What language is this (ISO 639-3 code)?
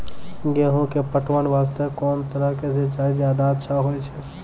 mai